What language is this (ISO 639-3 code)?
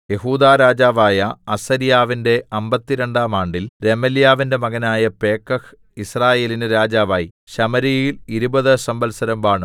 mal